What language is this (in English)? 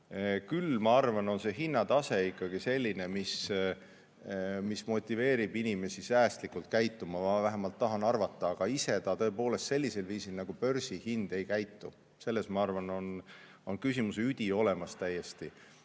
Estonian